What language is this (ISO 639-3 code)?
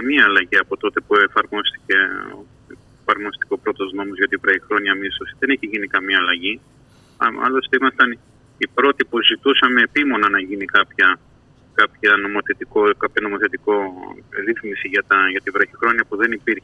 ell